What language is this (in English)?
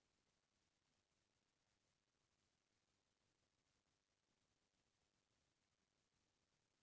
Chhattisgarhi